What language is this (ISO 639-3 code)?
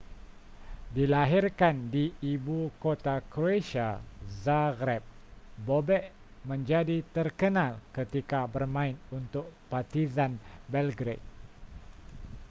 msa